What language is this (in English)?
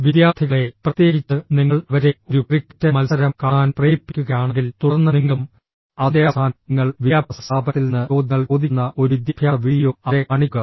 Malayalam